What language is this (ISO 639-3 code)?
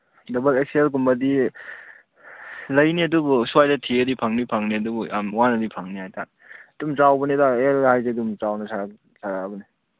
mni